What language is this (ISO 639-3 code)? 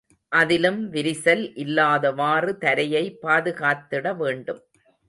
tam